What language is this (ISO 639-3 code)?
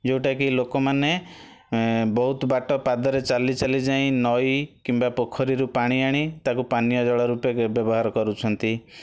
ori